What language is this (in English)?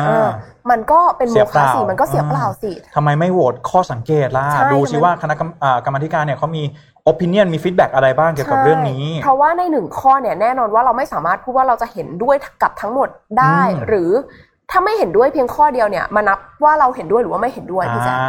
Thai